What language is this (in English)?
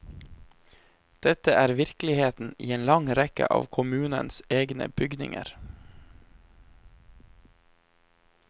Norwegian